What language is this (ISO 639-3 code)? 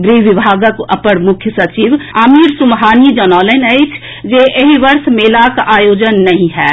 mai